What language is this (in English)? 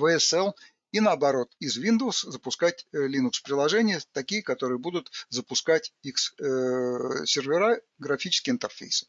Russian